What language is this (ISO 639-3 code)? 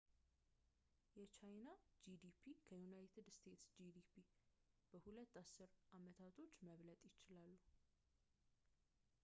amh